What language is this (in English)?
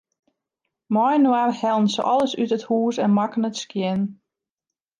Western Frisian